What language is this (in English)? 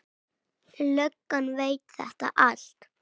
Icelandic